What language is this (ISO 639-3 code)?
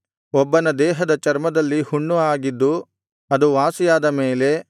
kan